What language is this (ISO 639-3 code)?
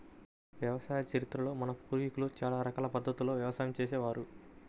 tel